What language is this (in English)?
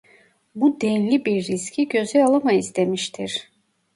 Turkish